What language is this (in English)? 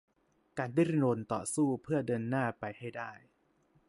Thai